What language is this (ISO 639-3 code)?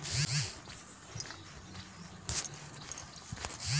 kan